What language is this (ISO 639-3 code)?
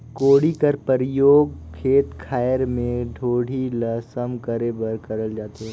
hne